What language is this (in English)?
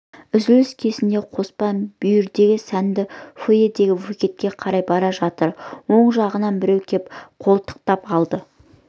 Kazakh